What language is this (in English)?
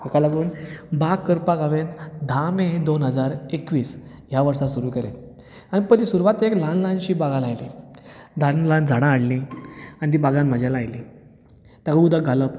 Konkani